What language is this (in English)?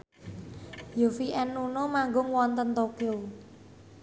Javanese